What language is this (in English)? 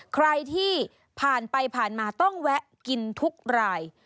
Thai